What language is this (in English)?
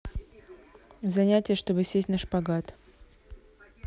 Russian